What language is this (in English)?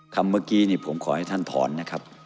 Thai